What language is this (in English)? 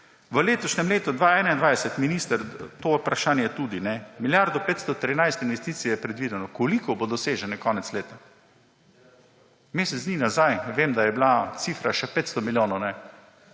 Slovenian